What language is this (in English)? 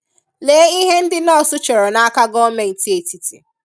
Igbo